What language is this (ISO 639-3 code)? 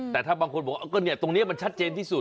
tha